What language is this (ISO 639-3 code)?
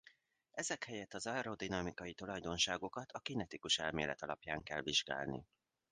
hun